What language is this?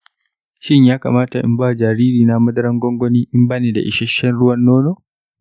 Hausa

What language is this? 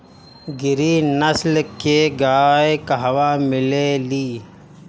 Bhojpuri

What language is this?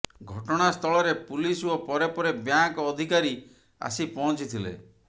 Odia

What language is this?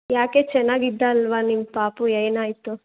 Kannada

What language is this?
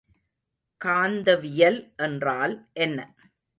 Tamil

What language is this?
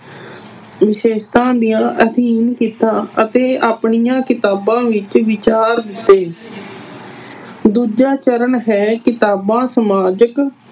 Punjabi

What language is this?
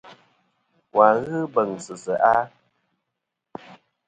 Kom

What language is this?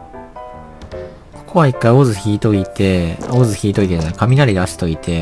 Japanese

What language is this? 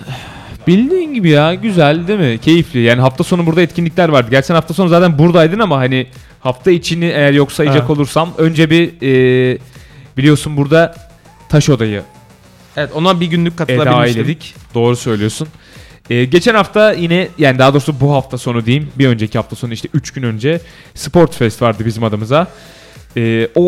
Turkish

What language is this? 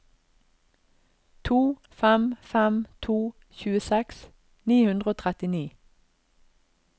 Norwegian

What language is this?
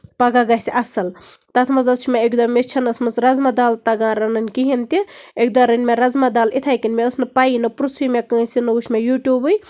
Kashmiri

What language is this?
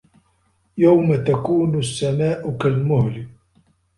Arabic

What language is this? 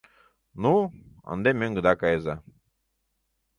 Mari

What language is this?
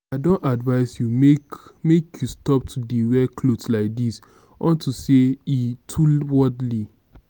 Nigerian Pidgin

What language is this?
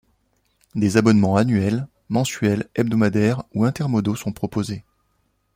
French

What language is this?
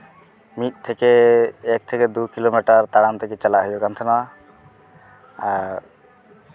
Santali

